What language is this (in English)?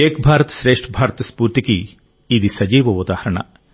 Telugu